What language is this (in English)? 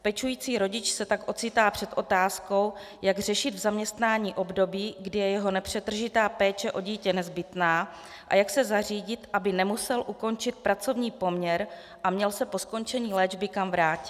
Czech